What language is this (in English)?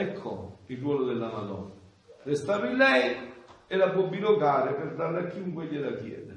Italian